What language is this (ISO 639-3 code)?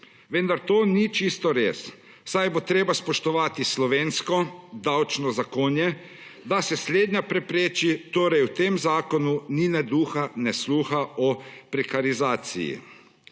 slv